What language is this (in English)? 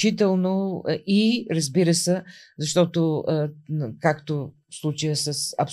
Bulgarian